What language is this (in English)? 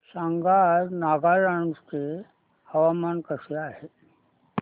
Marathi